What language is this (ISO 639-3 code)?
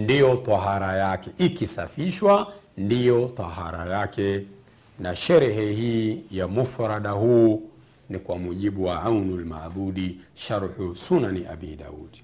swa